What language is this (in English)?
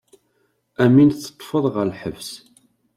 Kabyle